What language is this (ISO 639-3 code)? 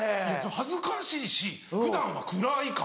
jpn